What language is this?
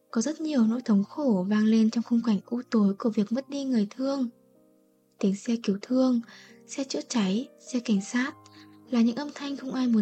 Vietnamese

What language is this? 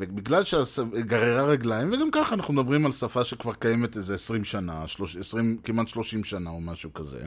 Hebrew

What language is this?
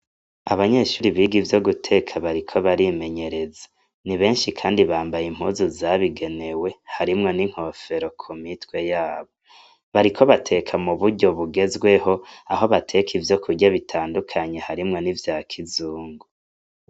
Rundi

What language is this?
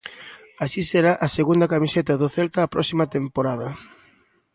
Galician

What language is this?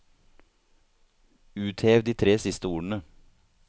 Norwegian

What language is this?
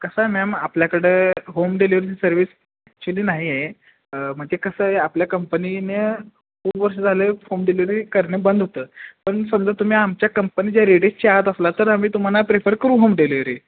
Marathi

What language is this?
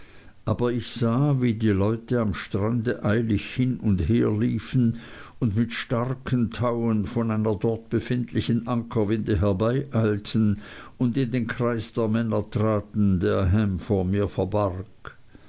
German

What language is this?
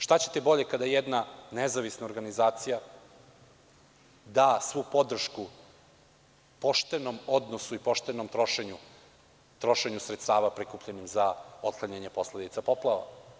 Serbian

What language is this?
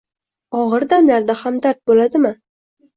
Uzbek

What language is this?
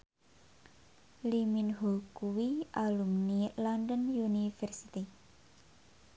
Javanese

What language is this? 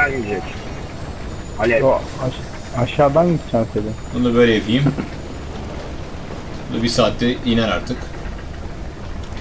Turkish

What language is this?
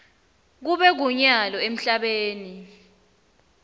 Swati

